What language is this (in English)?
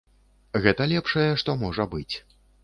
Belarusian